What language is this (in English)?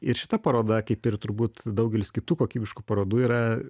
Lithuanian